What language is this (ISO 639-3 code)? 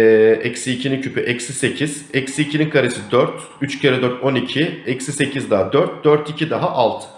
tur